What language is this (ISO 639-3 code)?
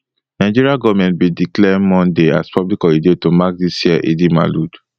pcm